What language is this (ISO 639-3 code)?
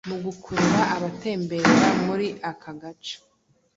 kin